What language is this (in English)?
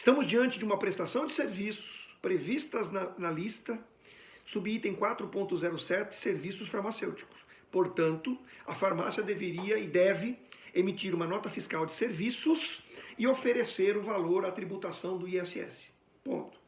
Portuguese